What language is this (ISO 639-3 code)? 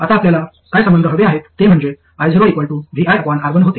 mar